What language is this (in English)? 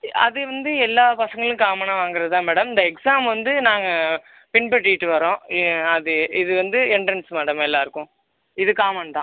Tamil